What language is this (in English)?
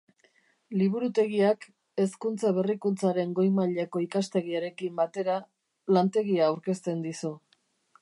Basque